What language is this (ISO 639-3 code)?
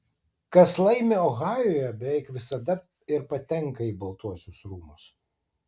lit